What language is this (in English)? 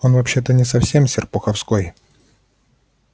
Russian